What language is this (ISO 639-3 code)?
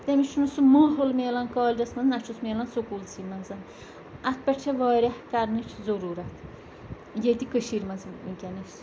kas